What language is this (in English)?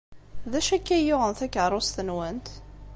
Kabyle